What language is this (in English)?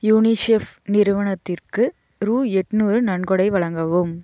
Tamil